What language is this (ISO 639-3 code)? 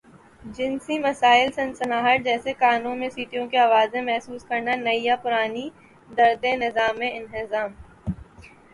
urd